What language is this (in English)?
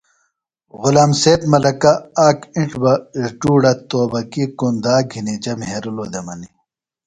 Phalura